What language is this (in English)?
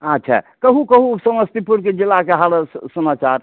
Maithili